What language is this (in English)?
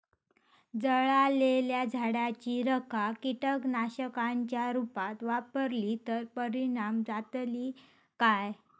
Marathi